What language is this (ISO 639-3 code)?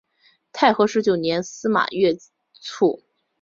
zho